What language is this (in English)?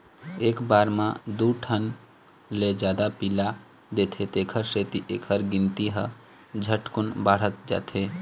Chhattisgarhi